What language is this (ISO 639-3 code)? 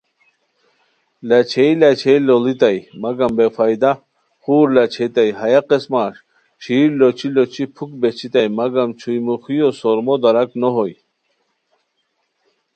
khw